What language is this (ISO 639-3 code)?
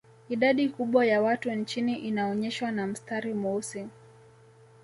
swa